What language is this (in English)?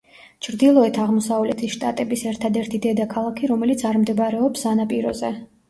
Georgian